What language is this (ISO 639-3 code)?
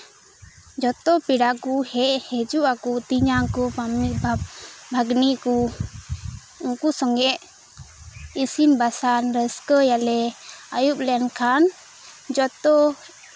sat